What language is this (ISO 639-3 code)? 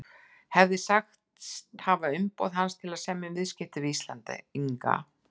isl